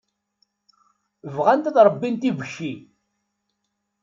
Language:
Kabyle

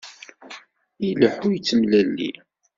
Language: Kabyle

